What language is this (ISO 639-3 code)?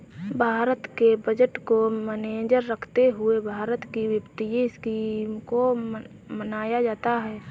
hin